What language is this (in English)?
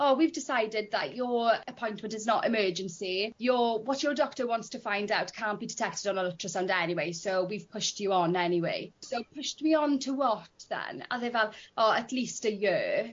Welsh